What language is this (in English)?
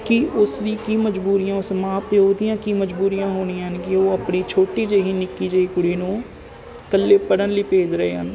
Punjabi